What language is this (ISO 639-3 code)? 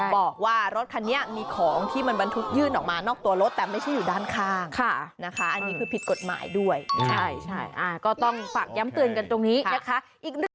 tha